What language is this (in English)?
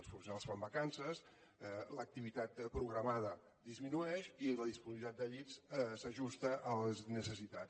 Catalan